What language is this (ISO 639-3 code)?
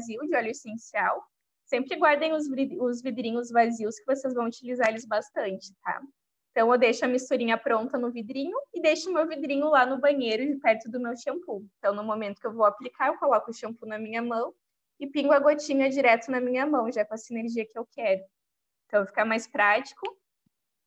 por